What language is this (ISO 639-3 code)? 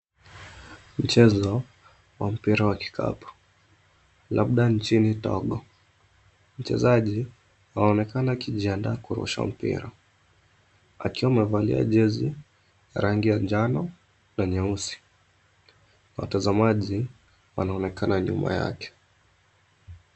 swa